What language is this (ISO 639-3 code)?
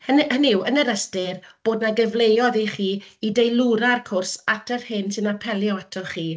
cym